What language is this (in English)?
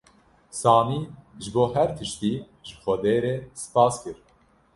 Kurdish